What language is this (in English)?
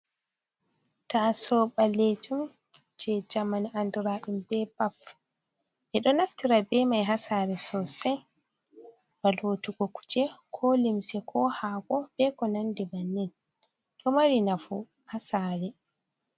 Fula